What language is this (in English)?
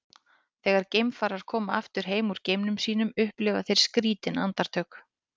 Icelandic